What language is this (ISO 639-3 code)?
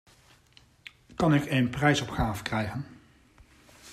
nld